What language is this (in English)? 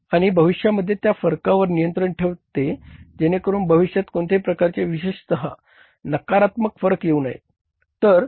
Marathi